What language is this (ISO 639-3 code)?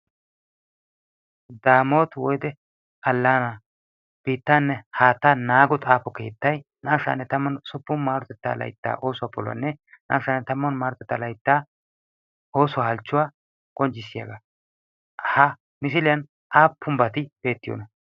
wal